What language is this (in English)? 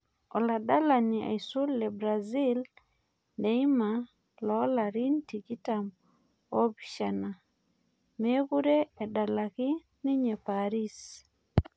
Masai